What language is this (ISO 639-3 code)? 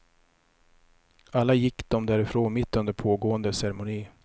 swe